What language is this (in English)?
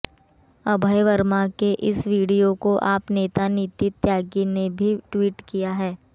Hindi